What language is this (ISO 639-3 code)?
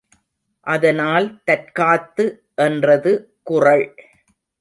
tam